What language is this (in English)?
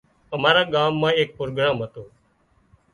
Wadiyara Koli